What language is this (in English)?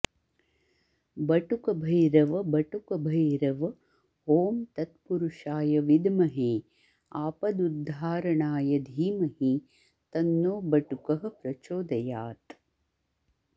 Sanskrit